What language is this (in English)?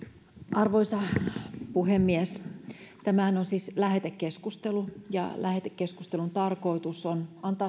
Finnish